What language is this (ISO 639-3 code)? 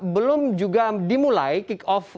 ind